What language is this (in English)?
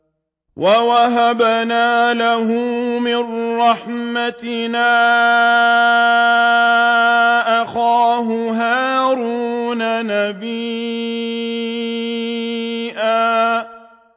Arabic